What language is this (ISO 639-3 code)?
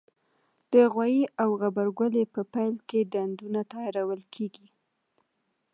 pus